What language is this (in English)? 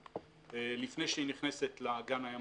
Hebrew